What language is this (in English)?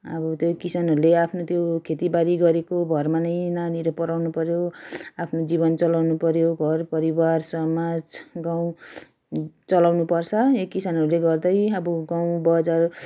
Nepali